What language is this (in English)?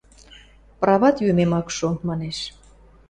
Western Mari